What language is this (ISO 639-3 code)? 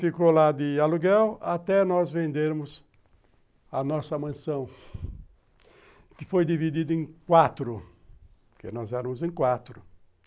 por